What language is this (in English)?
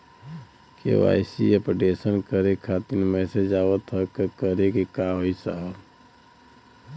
Bhojpuri